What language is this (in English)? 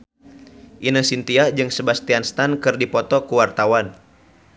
Sundanese